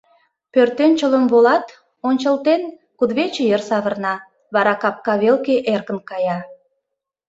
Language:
Mari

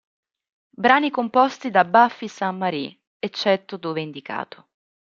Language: Italian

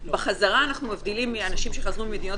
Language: Hebrew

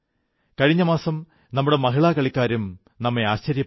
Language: Malayalam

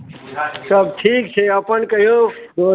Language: Maithili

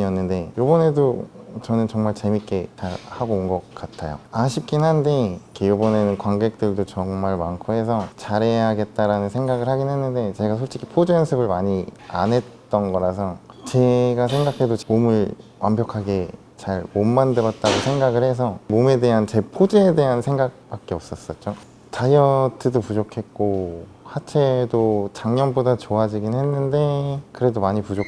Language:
Korean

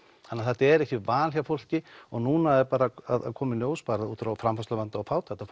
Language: Icelandic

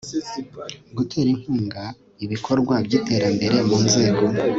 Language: Kinyarwanda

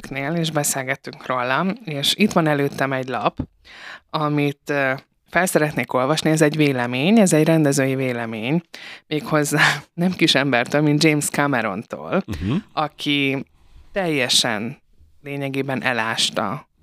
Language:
Hungarian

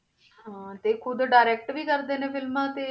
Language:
Punjabi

